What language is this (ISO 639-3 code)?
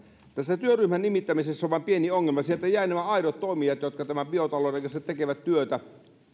fin